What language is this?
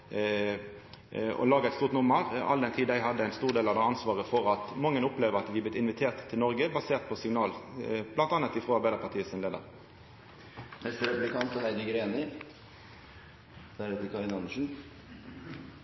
Norwegian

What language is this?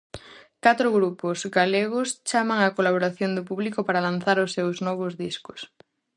Galician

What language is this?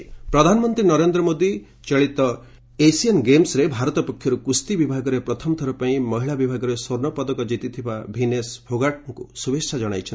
Odia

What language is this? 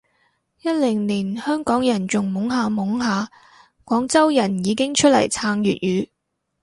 Cantonese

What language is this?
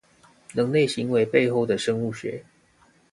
Chinese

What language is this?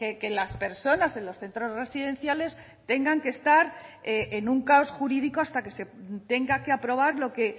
Spanish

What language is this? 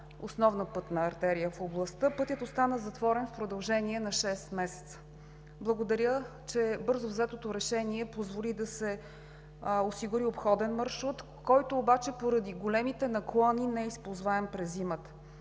Bulgarian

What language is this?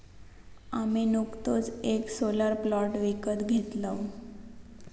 Marathi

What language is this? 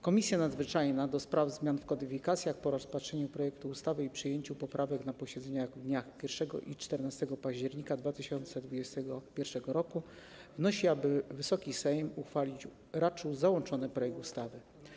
Polish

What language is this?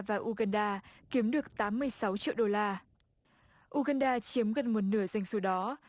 Vietnamese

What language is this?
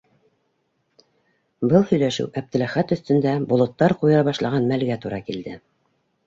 Bashkir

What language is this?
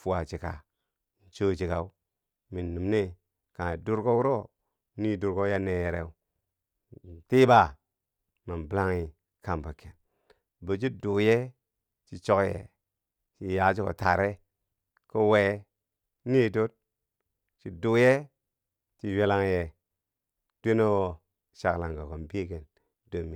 Bangwinji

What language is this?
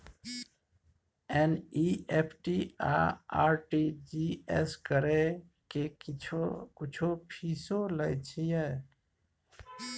Maithili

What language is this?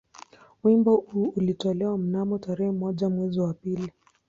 Swahili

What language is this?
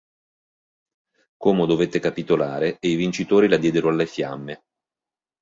Italian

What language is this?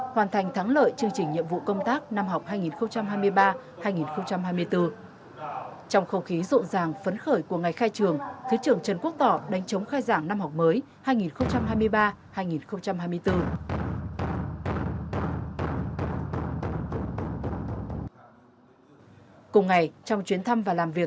Vietnamese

